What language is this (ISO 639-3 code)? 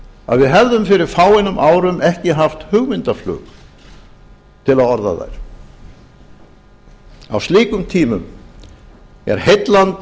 isl